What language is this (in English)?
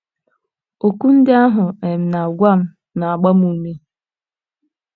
Igbo